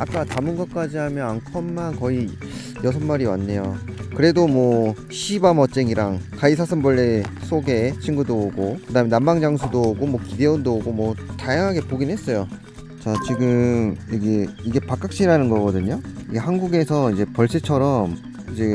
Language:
Korean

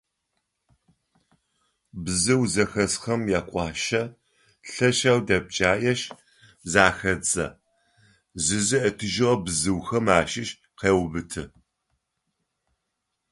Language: Adyghe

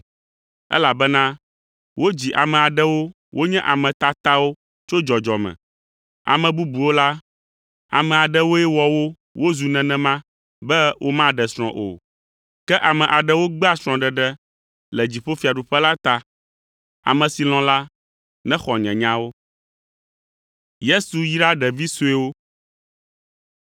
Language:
Ewe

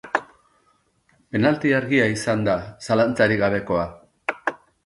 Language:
Basque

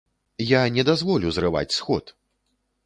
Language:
Belarusian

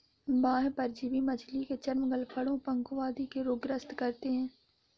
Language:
Hindi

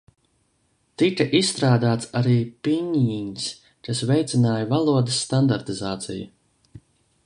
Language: Latvian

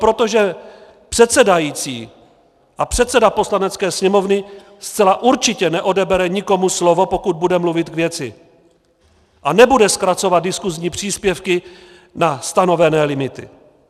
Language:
Czech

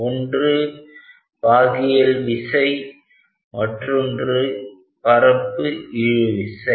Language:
Tamil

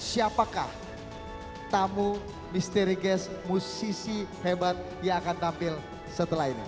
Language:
Indonesian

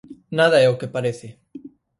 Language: Galician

